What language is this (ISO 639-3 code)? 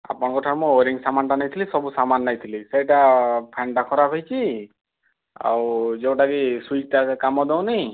ori